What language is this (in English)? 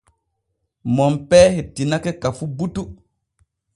Borgu Fulfulde